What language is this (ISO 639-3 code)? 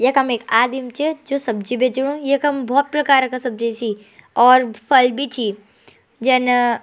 gbm